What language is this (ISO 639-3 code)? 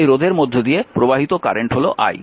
ben